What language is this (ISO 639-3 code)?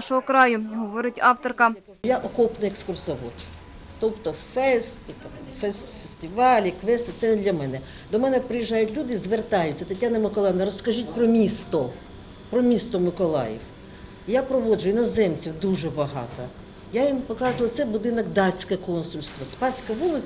ukr